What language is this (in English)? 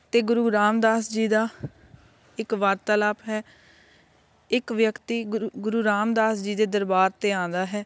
Punjabi